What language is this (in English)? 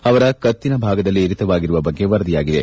Kannada